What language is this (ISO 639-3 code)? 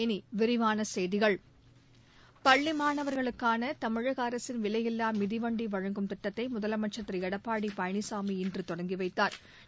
tam